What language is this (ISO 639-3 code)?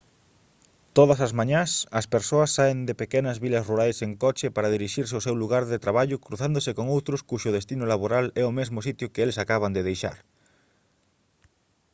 glg